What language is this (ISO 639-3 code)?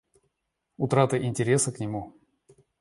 rus